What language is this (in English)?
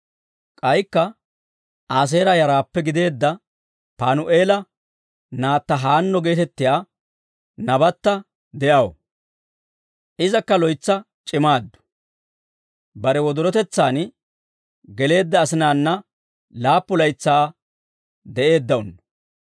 Dawro